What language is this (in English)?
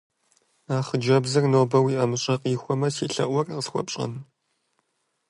Kabardian